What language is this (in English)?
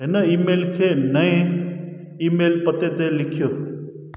Sindhi